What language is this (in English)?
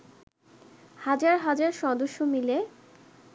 Bangla